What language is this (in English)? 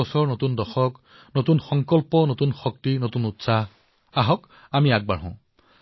Assamese